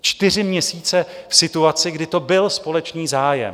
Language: Czech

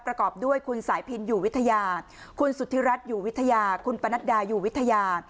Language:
Thai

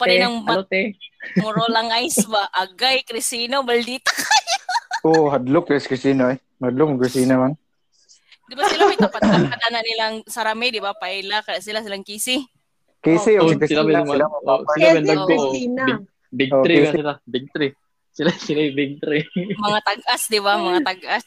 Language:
Filipino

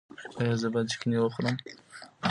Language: Pashto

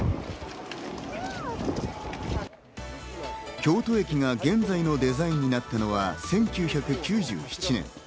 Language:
Japanese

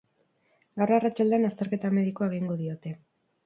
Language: Basque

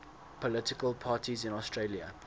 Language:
English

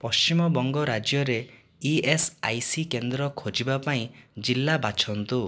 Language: Odia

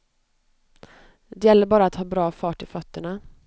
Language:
Swedish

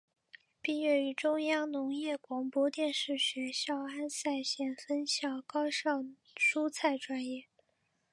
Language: Chinese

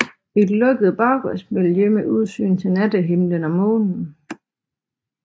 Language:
Danish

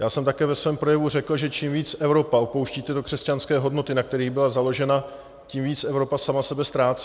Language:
Czech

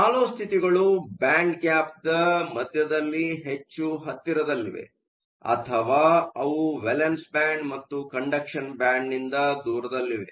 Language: Kannada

